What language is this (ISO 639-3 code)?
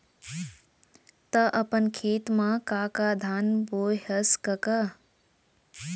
hne